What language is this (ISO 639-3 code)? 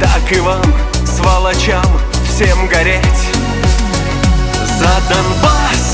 rus